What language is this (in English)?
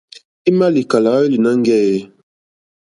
Mokpwe